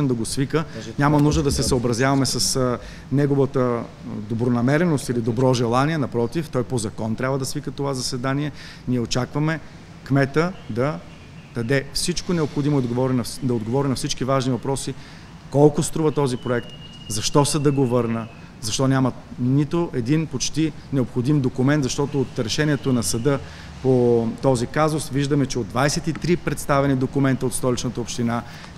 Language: Bulgarian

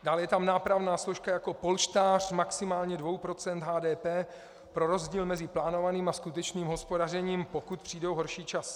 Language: Czech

